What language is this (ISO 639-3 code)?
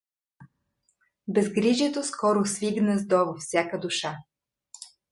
bul